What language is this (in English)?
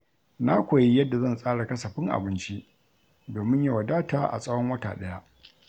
Hausa